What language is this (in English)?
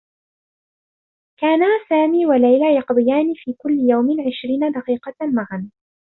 Arabic